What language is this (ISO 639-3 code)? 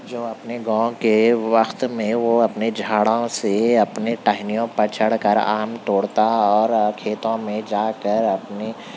urd